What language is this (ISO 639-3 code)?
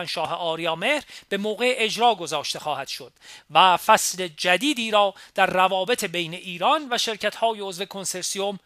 fas